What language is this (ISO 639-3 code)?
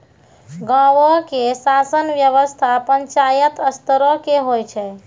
mai